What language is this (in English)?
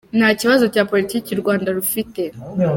Kinyarwanda